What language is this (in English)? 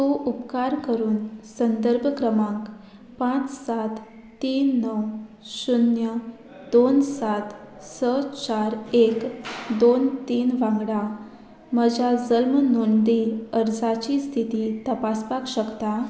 Konkani